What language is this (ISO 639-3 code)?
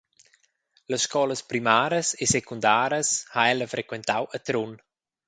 roh